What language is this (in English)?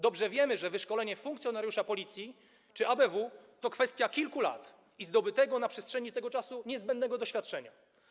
Polish